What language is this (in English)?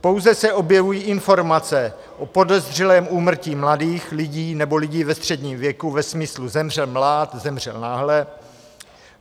Czech